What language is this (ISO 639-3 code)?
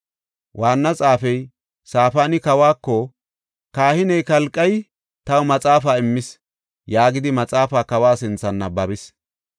gof